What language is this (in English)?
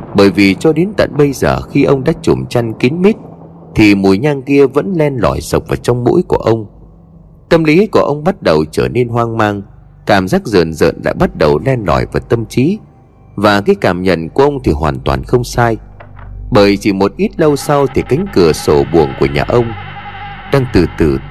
Vietnamese